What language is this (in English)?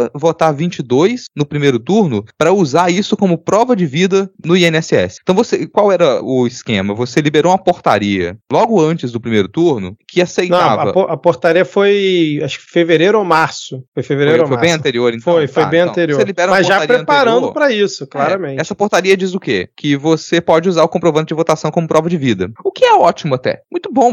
Portuguese